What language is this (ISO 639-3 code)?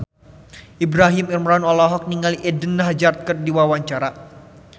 sun